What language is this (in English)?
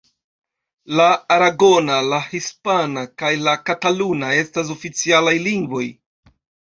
Esperanto